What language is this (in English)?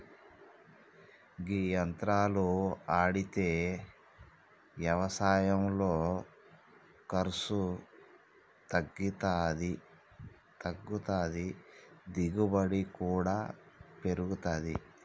Telugu